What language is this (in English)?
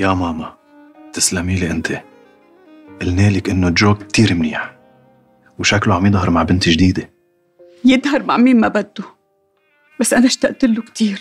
Arabic